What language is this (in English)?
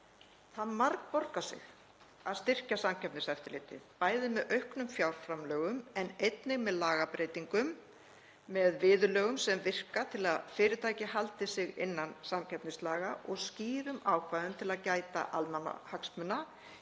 Icelandic